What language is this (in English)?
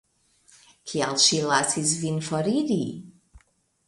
Esperanto